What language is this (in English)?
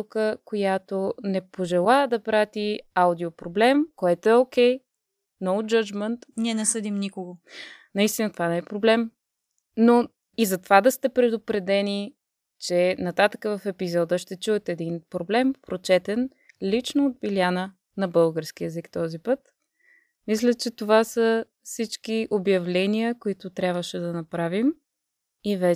Bulgarian